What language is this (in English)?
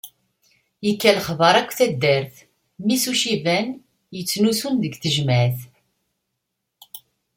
Kabyle